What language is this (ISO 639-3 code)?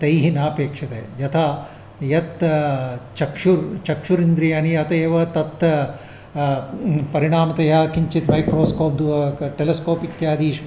san